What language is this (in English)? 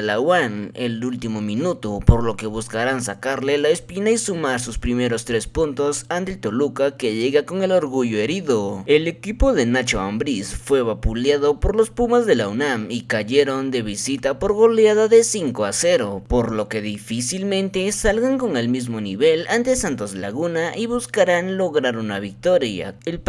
Spanish